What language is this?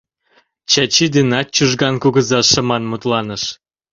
Mari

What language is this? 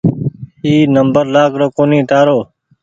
Goaria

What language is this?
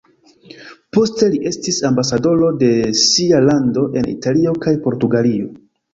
Esperanto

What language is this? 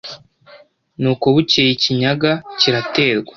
Kinyarwanda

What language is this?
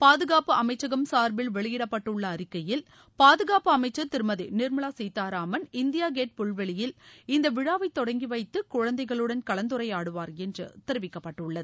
Tamil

